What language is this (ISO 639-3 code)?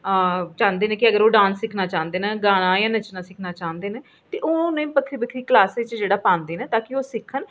doi